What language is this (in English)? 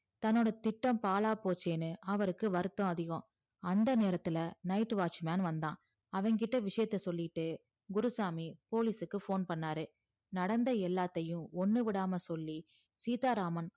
Tamil